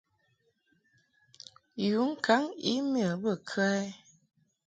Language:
Mungaka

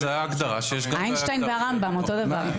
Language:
Hebrew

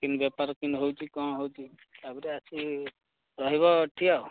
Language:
Odia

